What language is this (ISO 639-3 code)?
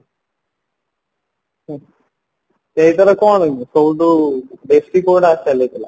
ori